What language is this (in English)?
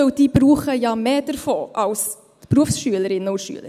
Swiss German